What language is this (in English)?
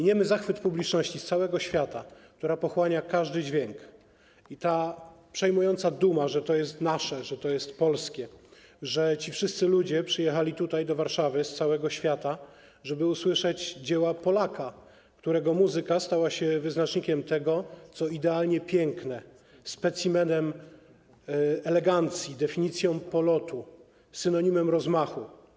Polish